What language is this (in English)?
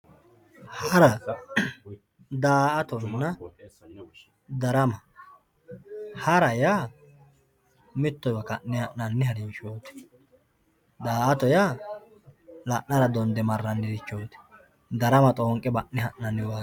Sidamo